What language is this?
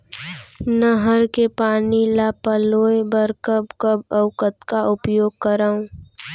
Chhattisgarhi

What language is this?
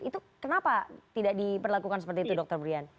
Indonesian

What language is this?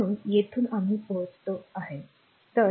Marathi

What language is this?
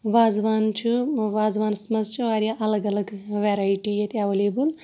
Kashmiri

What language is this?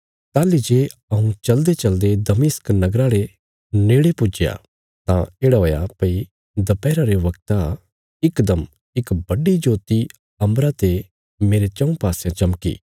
Bilaspuri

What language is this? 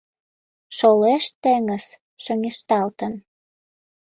Mari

